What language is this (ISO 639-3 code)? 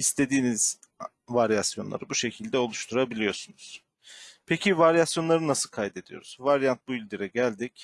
tur